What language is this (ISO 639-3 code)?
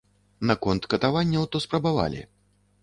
bel